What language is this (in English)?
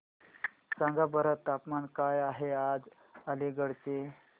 Marathi